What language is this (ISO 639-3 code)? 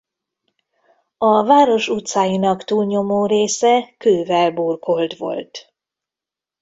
hun